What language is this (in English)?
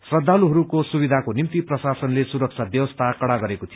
Nepali